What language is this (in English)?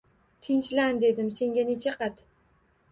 Uzbek